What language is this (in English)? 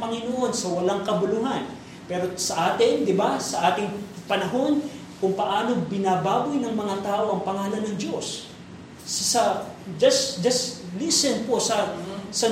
Filipino